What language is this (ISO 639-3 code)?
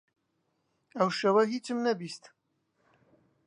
ckb